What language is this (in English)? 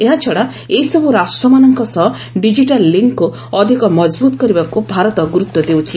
Odia